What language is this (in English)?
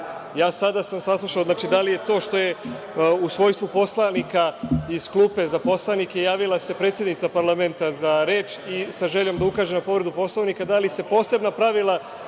Serbian